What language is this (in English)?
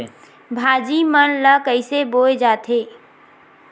Chhattisgarhi